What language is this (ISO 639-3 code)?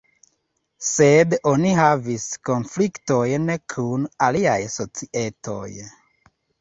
epo